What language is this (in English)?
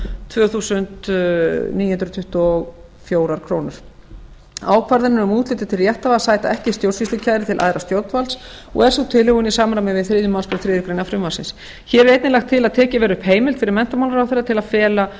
Icelandic